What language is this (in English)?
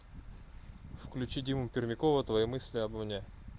Russian